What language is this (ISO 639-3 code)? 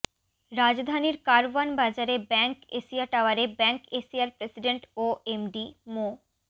ben